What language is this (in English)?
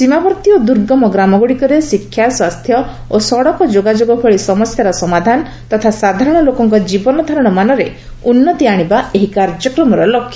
Odia